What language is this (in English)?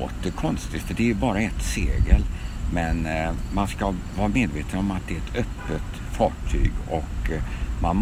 Swedish